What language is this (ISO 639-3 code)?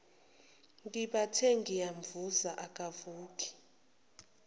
zul